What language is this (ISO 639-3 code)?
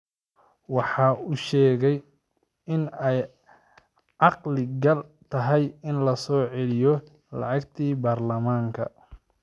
som